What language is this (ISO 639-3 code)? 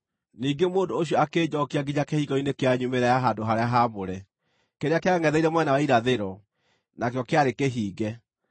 kik